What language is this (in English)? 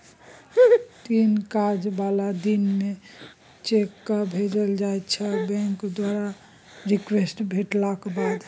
Maithili